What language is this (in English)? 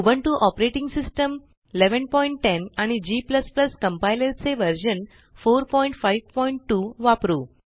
Marathi